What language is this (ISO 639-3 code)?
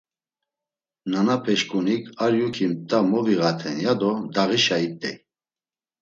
lzz